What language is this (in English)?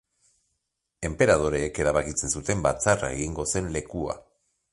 Basque